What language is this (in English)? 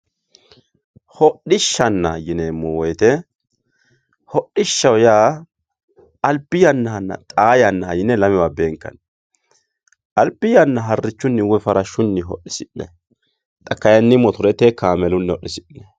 Sidamo